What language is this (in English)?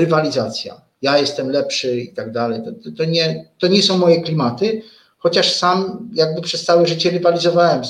Polish